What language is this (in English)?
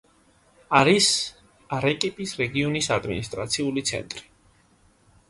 Georgian